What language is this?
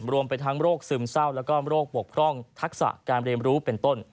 Thai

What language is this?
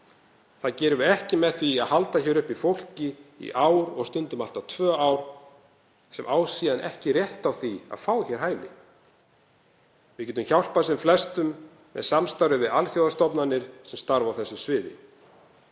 Icelandic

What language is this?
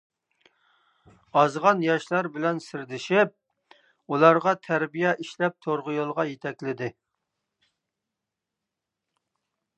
Uyghur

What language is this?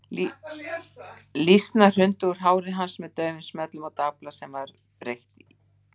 Icelandic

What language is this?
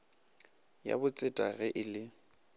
Northern Sotho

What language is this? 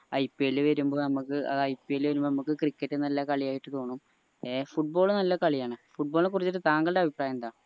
Malayalam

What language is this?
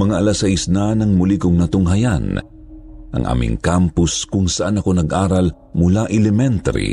Filipino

